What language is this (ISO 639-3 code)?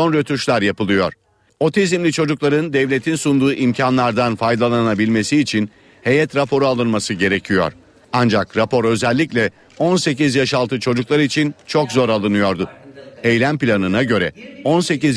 tur